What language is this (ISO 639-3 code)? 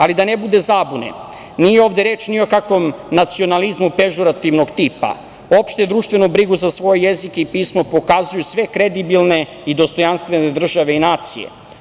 srp